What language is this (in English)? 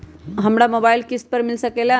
Magahi